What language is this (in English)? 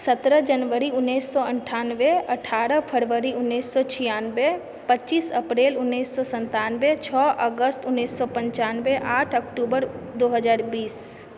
Maithili